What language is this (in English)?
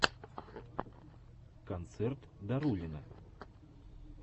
Russian